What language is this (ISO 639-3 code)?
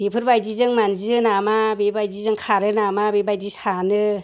brx